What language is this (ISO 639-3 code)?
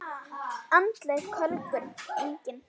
isl